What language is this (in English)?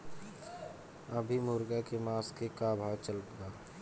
Bhojpuri